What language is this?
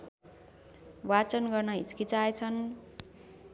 Nepali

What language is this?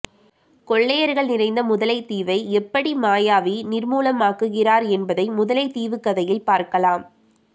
Tamil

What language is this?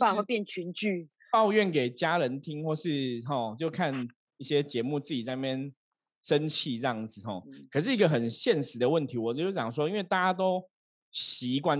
Chinese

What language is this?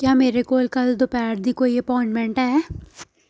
Dogri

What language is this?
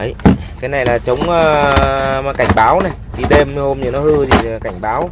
Vietnamese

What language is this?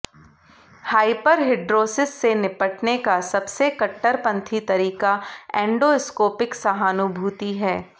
Hindi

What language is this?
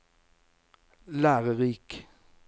Norwegian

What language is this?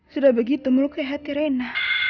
Indonesian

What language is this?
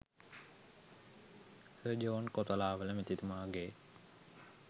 Sinhala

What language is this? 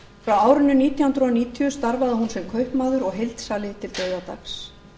Icelandic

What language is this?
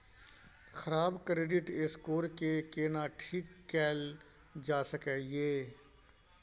Maithili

